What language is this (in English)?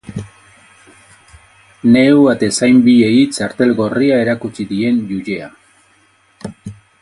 Basque